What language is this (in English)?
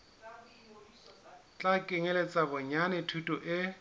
Southern Sotho